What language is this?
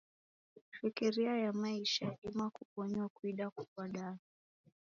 Taita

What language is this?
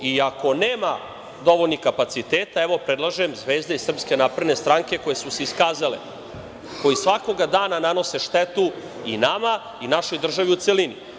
Serbian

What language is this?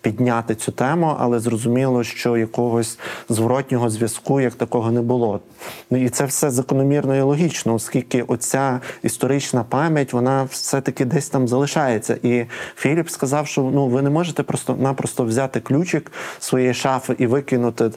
Ukrainian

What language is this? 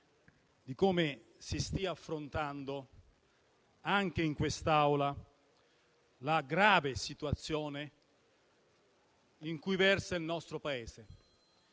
Italian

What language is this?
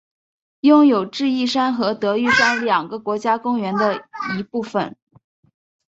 Chinese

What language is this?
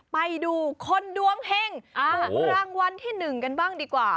Thai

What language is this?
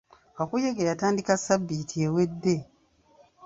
Ganda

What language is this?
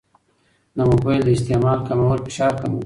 Pashto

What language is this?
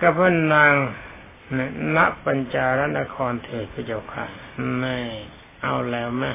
Thai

